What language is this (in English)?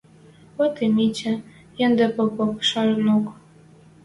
Western Mari